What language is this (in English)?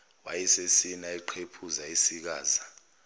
Zulu